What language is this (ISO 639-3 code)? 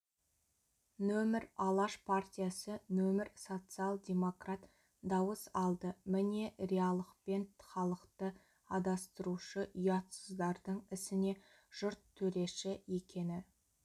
kaz